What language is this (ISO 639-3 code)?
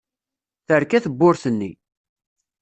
kab